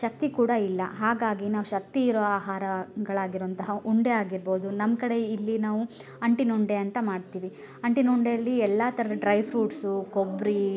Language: Kannada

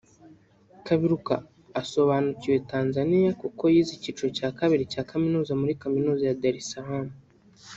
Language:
Kinyarwanda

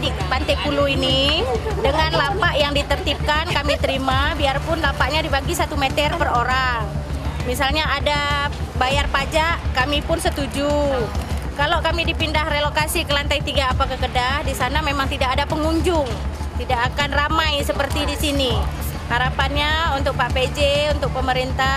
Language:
Indonesian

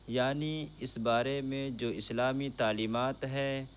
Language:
Urdu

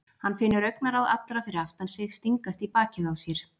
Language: Icelandic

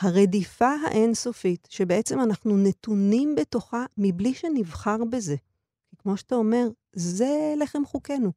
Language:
Hebrew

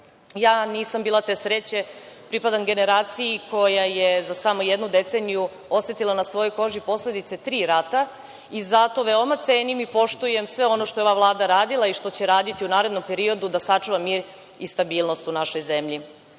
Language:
Serbian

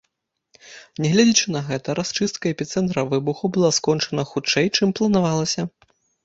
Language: Belarusian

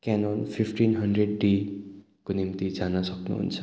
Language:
Nepali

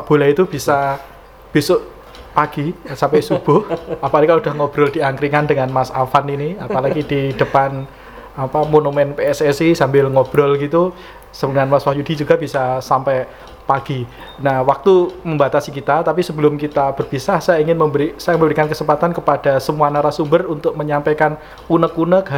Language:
Indonesian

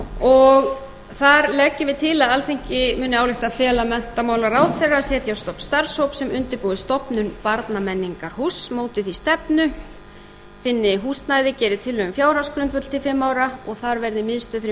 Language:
Icelandic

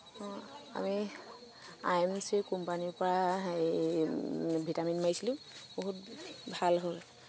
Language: Assamese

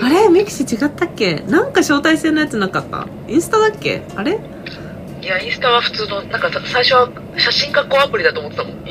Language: Japanese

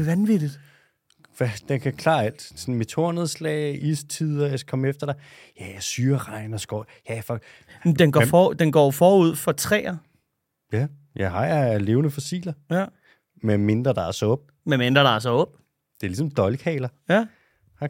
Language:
Danish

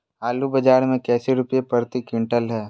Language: Magahi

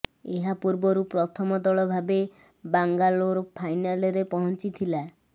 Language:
Odia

